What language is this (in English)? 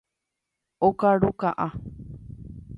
Guarani